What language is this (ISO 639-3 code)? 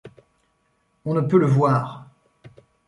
fra